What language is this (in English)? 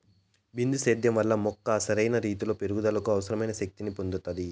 Telugu